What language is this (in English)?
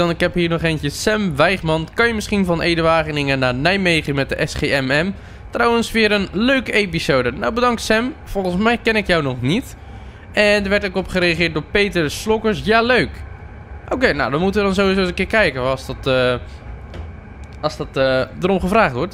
Dutch